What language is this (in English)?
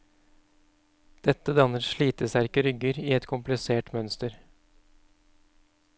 Norwegian